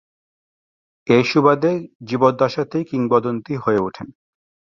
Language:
Bangla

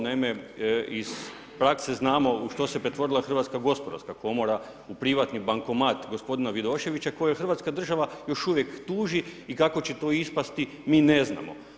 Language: Croatian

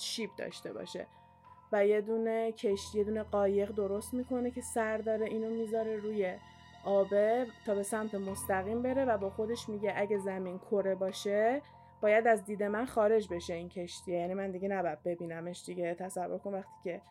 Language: Persian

